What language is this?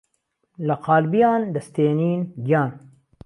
Central Kurdish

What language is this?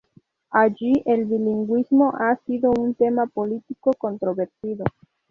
Spanish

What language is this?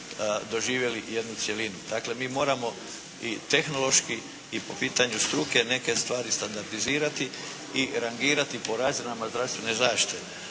Croatian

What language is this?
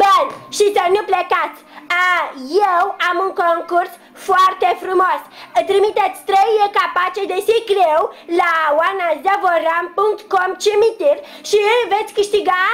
Romanian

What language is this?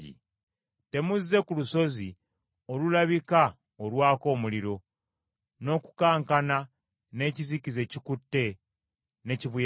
Ganda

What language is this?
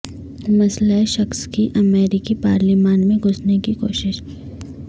Urdu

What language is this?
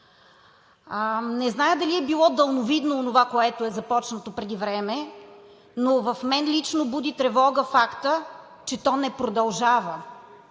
Bulgarian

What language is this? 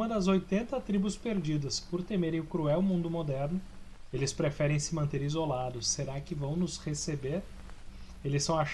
Portuguese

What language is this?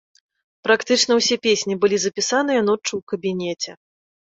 Belarusian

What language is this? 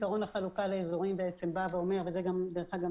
Hebrew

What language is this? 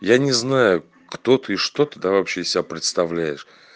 Russian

